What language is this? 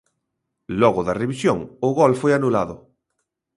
Galician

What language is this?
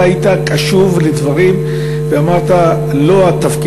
Hebrew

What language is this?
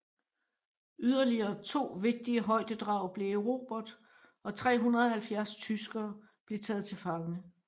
Danish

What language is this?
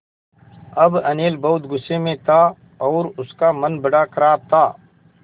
Hindi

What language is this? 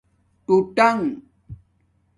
Domaaki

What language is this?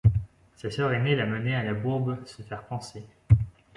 French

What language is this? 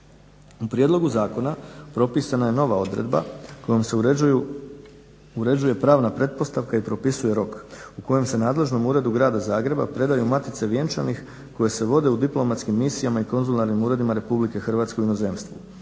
Croatian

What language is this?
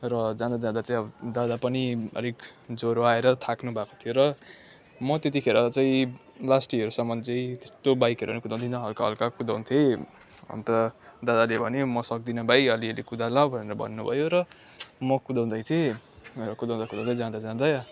Nepali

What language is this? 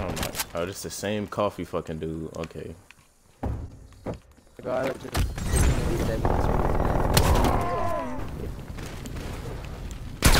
English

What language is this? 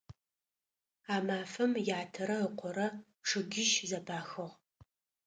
Adyghe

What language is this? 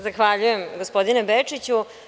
Serbian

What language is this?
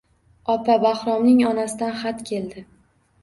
Uzbek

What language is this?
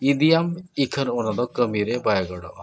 Santali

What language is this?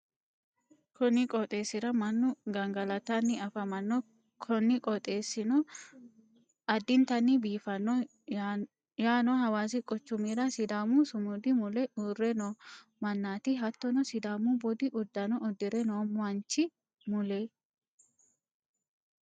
Sidamo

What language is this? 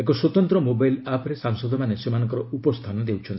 Odia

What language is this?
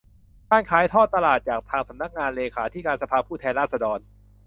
Thai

